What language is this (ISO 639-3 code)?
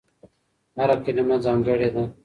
pus